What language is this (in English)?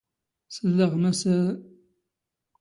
Standard Moroccan Tamazight